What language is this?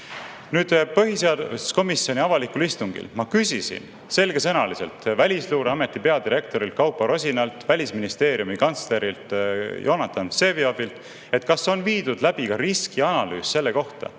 Estonian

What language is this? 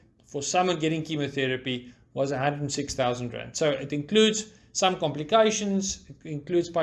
English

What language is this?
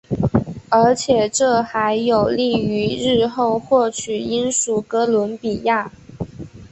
Chinese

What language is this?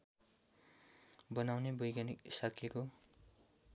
Nepali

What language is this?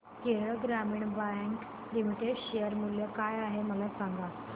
Marathi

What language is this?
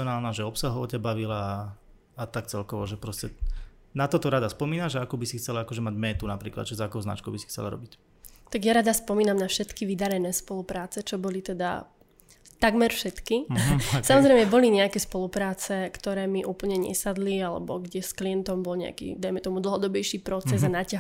Slovak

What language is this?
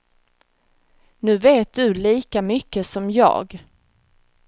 Swedish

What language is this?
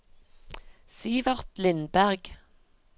Norwegian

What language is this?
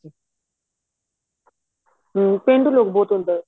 Punjabi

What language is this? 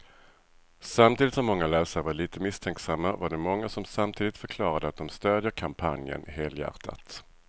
Swedish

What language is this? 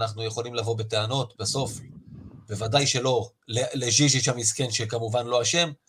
Hebrew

